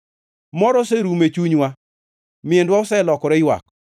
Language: Luo (Kenya and Tanzania)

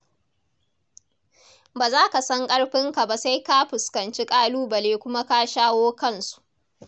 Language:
Hausa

